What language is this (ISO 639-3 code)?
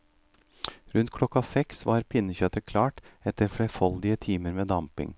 nor